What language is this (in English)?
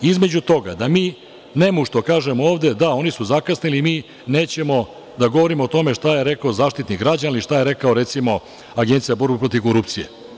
Serbian